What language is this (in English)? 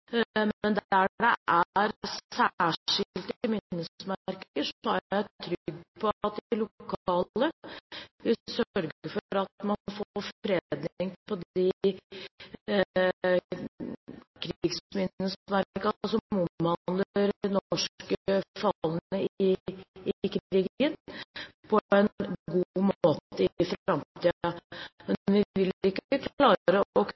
Norwegian Bokmål